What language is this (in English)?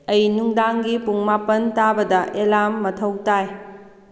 Manipuri